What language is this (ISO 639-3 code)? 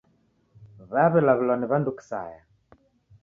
dav